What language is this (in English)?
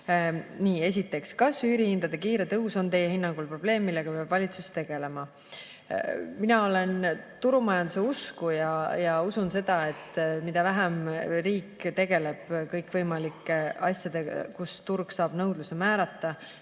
Estonian